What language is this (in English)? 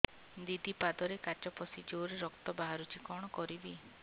Odia